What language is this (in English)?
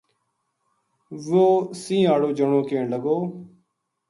Gujari